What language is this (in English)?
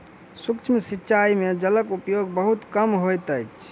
Maithili